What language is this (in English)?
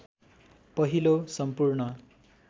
Nepali